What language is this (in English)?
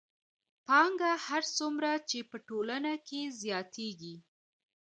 Pashto